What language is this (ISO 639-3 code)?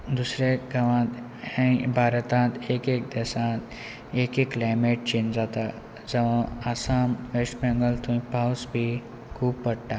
kok